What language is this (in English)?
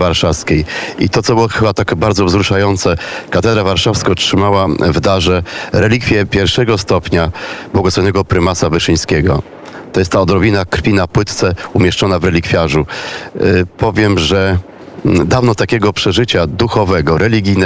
Polish